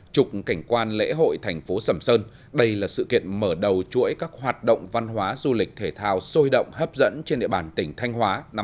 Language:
Vietnamese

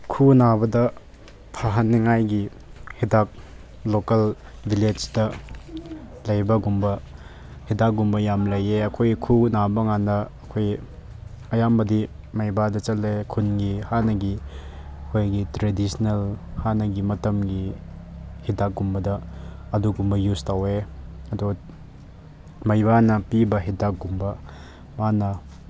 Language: Manipuri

